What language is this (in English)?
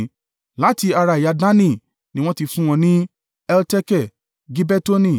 Yoruba